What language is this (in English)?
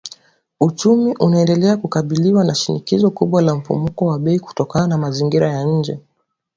Swahili